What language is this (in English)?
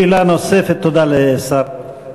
Hebrew